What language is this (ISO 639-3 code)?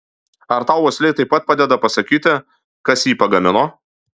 lit